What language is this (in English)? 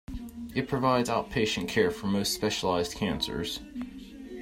English